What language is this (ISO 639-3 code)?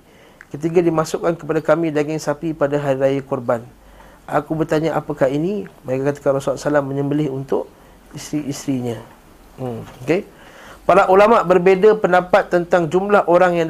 msa